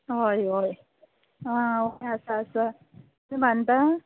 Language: Konkani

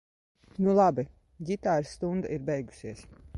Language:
Latvian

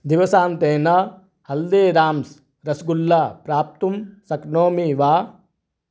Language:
Sanskrit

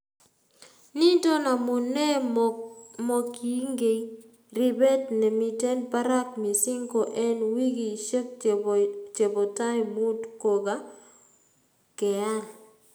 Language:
Kalenjin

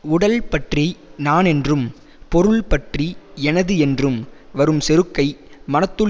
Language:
Tamil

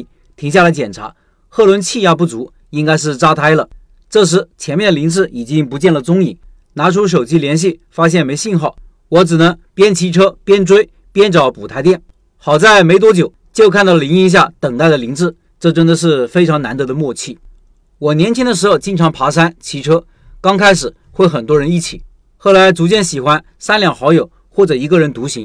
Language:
Chinese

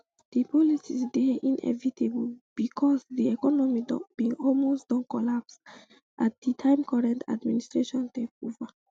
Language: Nigerian Pidgin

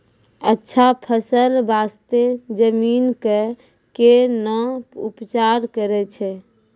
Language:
Maithili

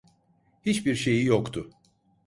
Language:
Turkish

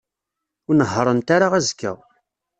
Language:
Kabyle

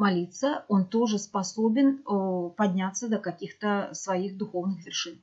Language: Russian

